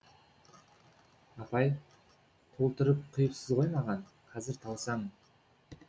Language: Kazakh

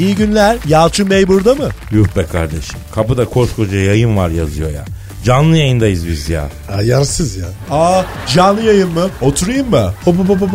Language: Turkish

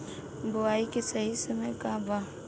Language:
Bhojpuri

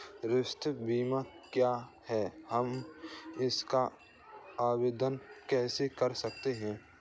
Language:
Hindi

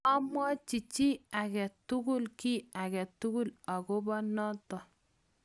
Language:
Kalenjin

